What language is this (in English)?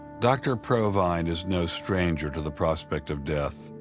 English